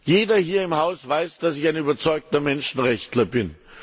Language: German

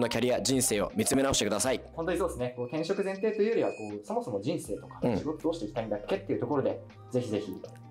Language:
Japanese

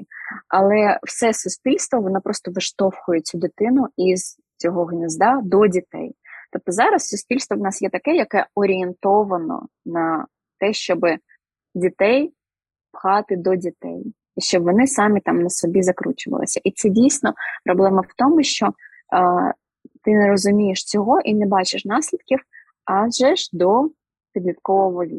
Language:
Ukrainian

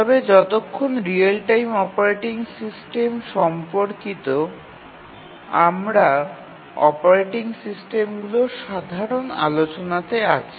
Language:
Bangla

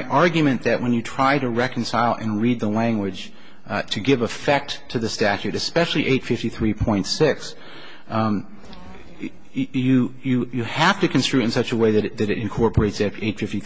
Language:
English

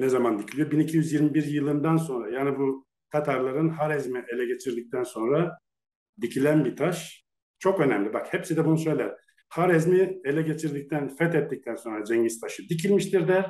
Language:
Turkish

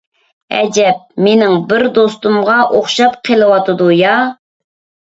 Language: Uyghur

